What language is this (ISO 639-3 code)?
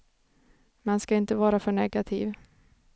swe